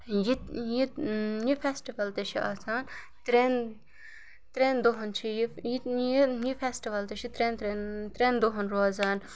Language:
Kashmiri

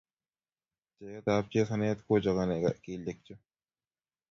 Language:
Kalenjin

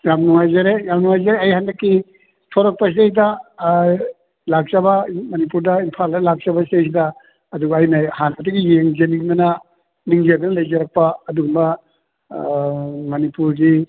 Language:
Manipuri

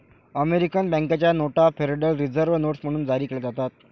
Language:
Marathi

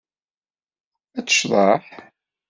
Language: Kabyle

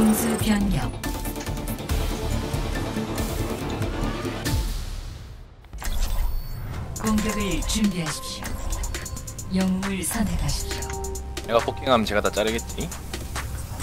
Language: Korean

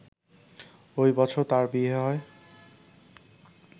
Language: Bangla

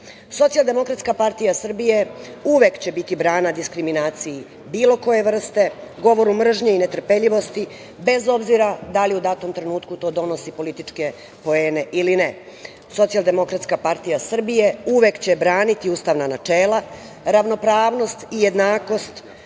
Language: Serbian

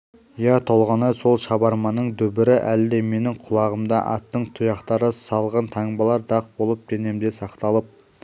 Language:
Kazakh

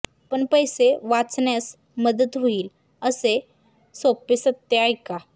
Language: Marathi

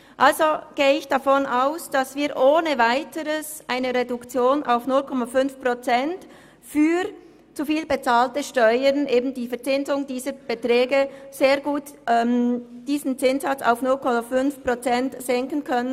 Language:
Swiss German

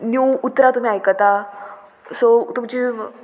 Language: Konkani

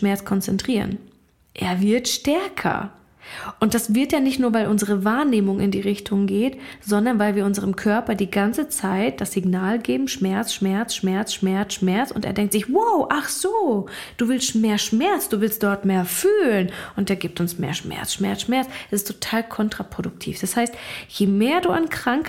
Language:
German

